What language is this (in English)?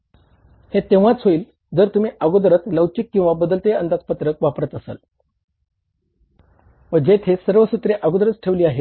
Marathi